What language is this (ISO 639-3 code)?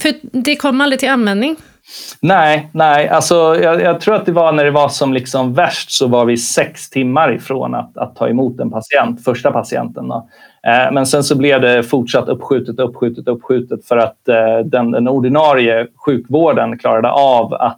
swe